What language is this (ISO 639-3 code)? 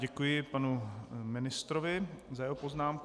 ces